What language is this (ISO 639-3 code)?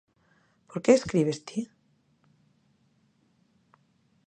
glg